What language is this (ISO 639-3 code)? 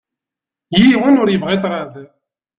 kab